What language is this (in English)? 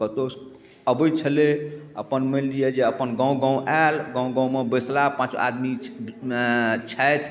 Maithili